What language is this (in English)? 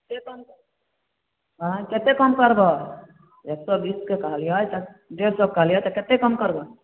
Maithili